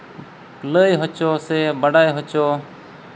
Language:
Santali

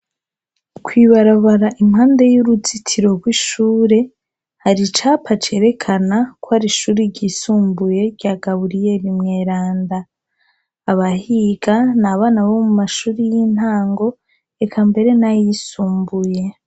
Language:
Rundi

